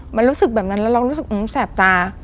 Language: Thai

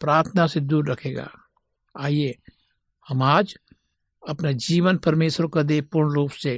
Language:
Hindi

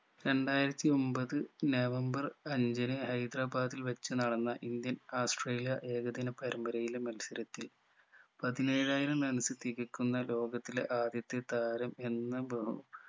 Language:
Malayalam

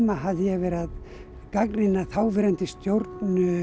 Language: Icelandic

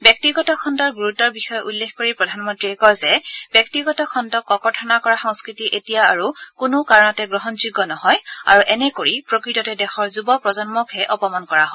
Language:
Assamese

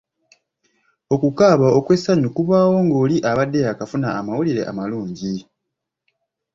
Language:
Ganda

